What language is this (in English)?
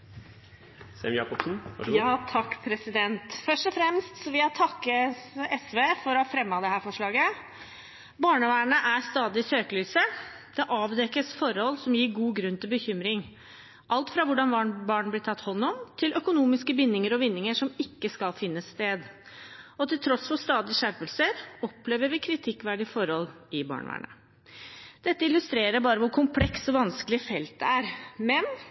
Norwegian Bokmål